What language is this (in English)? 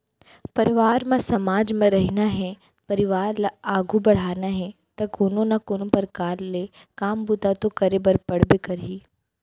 Chhattisgarhi